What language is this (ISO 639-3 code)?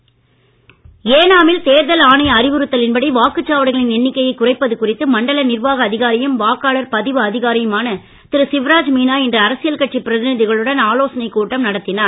tam